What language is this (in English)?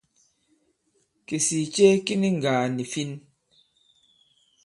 Bankon